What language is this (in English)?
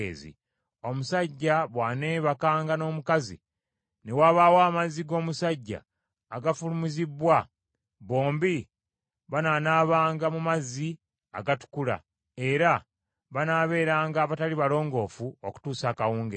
Ganda